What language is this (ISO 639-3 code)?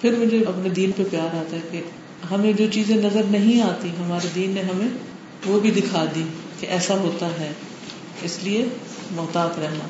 urd